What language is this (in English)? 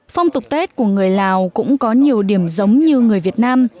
Vietnamese